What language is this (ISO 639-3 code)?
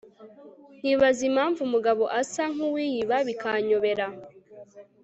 kin